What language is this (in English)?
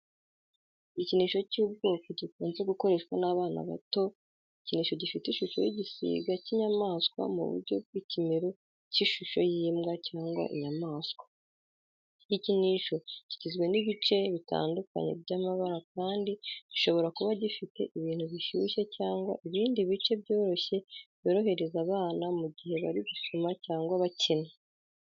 Kinyarwanda